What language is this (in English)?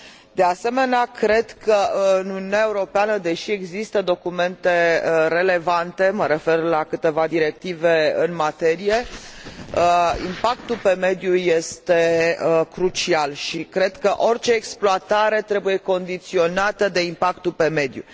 Romanian